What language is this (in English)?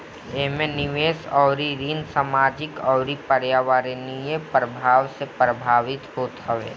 Bhojpuri